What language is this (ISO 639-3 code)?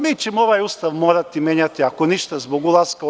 srp